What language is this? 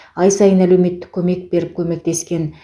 Kazakh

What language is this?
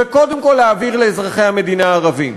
Hebrew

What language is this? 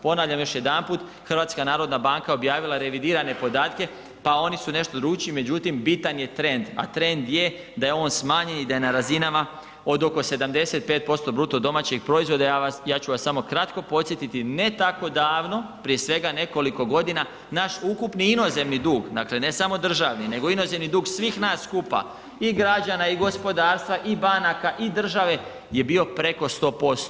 Croatian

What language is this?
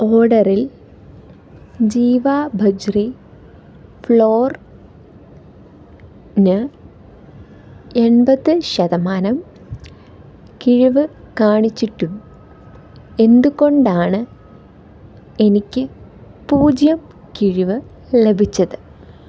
Malayalam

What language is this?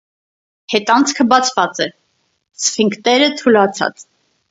Armenian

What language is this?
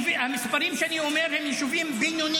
Hebrew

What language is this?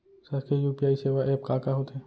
Chhattisgarhi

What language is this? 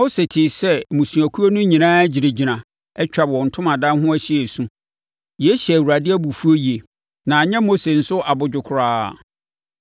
Akan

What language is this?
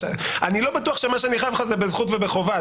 Hebrew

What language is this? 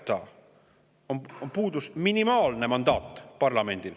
Estonian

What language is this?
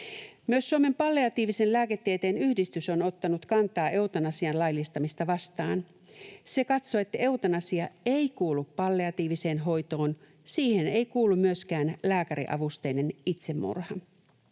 Finnish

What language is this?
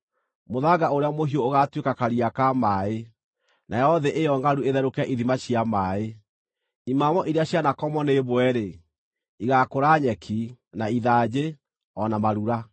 Kikuyu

